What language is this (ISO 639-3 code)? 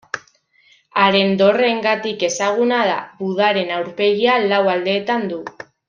eus